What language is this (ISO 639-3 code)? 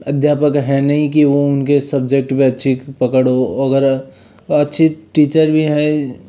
hin